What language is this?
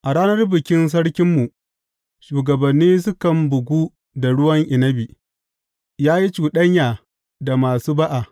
Hausa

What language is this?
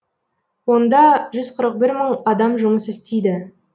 Kazakh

